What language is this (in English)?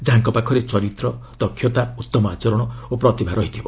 Odia